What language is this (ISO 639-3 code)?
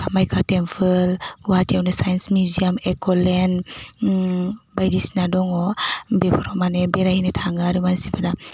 brx